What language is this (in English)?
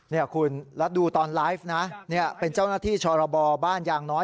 Thai